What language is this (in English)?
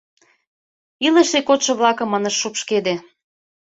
Mari